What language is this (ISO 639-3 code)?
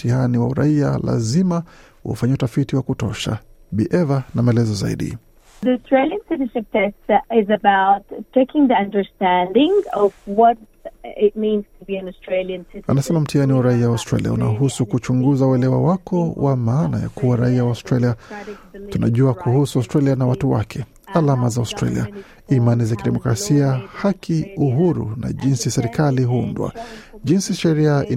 swa